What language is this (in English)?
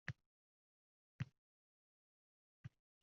Uzbek